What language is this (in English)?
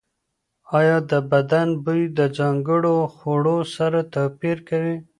Pashto